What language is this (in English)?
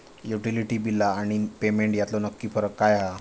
Marathi